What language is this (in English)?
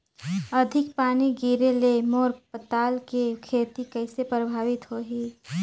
Chhattisgarhi